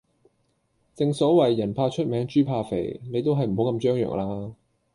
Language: Cantonese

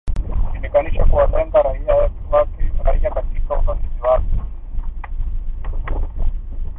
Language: Swahili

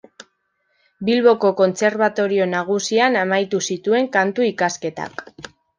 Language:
Basque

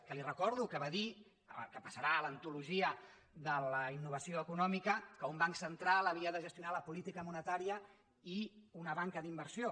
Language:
Catalan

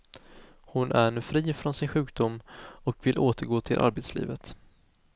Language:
Swedish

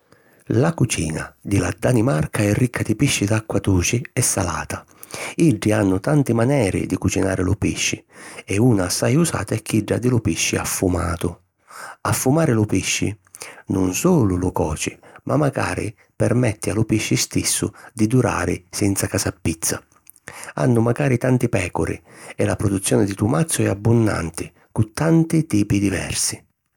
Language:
Sicilian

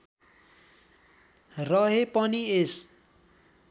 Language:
Nepali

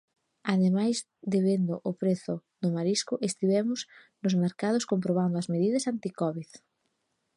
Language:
Galician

